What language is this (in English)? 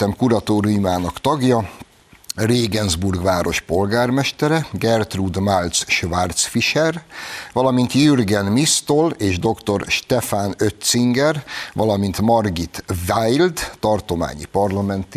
Hungarian